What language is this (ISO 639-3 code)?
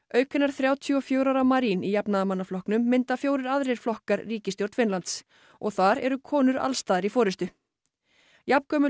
isl